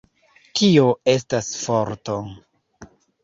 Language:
Esperanto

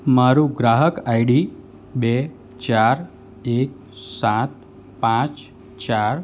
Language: Gujarati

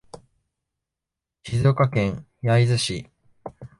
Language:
Japanese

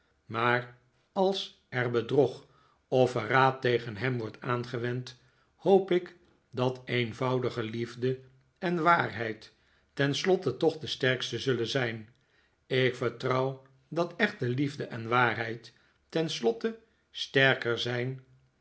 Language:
Dutch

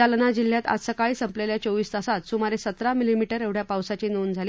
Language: Marathi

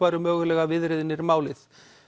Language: Icelandic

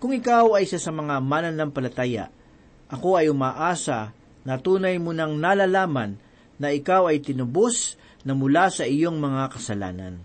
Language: Filipino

